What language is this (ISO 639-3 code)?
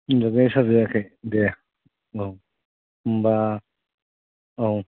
brx